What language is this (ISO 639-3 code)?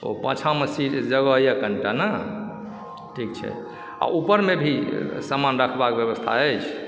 mai